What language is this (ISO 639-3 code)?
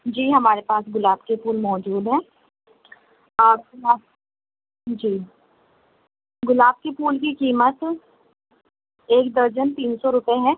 urd